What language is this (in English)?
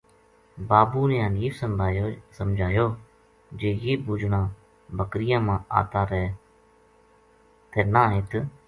Gujari